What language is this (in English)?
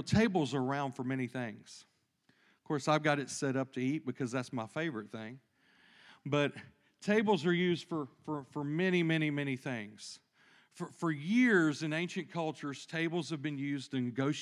English